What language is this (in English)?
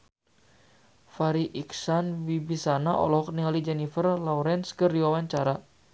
Sundanese